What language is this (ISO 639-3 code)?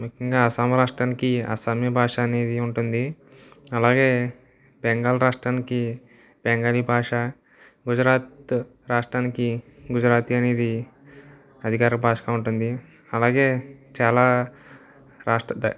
tel